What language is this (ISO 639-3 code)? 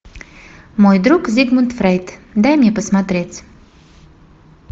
rus